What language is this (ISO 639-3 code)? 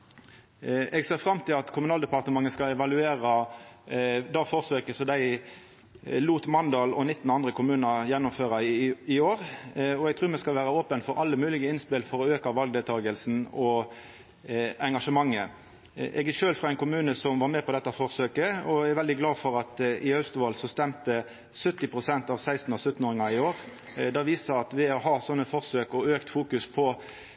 nno